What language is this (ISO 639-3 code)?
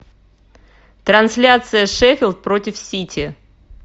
rus